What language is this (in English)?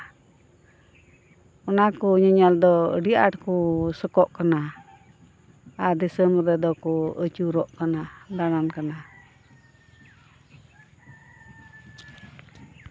Santali